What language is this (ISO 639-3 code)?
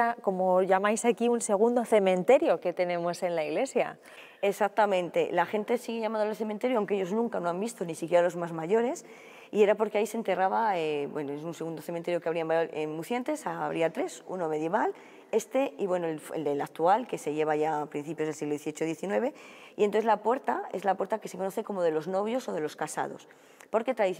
spa